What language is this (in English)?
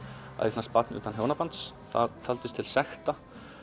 Icelandic